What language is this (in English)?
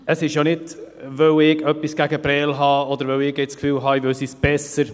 Swiss German